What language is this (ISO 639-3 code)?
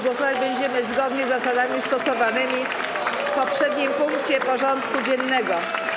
pol